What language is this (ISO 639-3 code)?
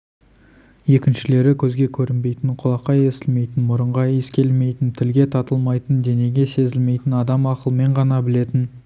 kaz